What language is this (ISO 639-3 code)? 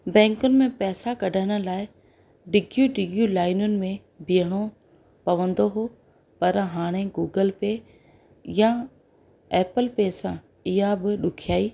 snd